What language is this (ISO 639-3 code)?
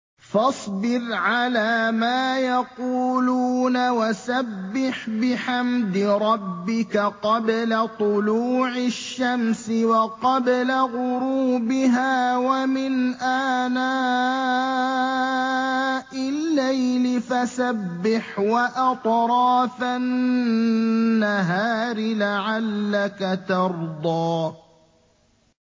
ara